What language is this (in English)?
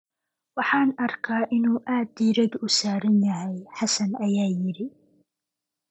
Somali